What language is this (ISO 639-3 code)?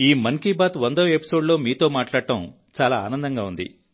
tel